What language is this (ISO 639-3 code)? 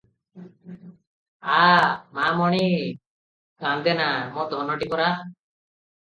ori